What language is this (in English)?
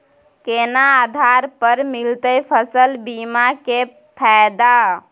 Maithili